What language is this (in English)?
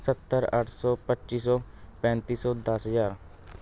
Punjabi